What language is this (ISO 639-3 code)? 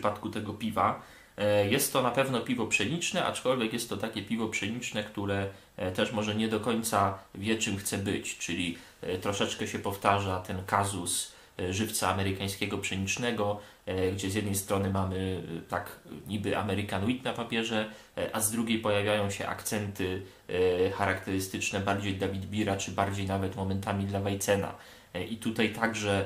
pol